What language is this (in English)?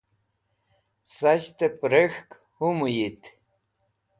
Wakhi